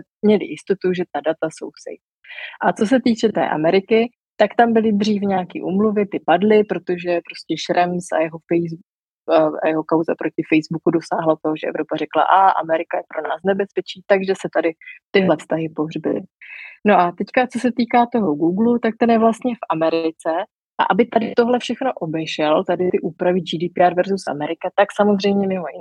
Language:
Czech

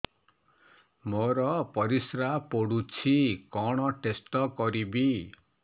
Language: Odia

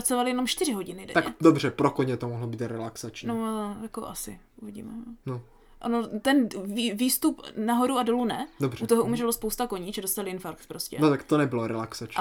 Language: Czech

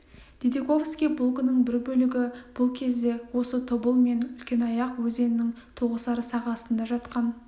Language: Kazakh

